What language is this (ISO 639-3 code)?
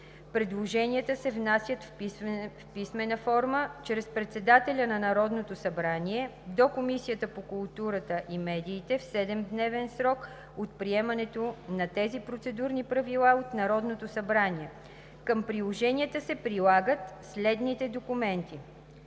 bul